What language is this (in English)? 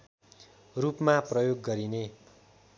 Nepali